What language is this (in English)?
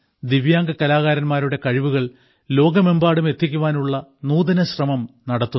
Malayalam